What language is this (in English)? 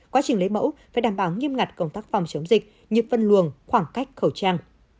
Vietnamese